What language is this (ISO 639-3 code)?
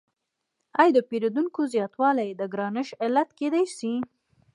pus